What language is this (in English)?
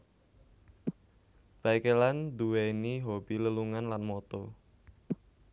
Javanese